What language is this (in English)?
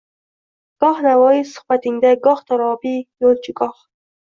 Uzbek